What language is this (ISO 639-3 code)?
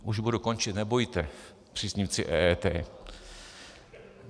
ces